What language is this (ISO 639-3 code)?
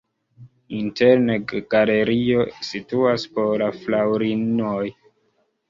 epo